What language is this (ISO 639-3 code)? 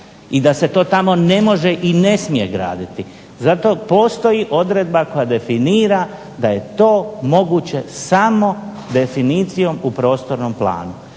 hrv